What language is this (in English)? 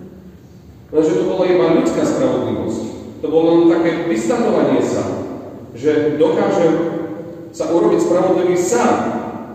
Slovak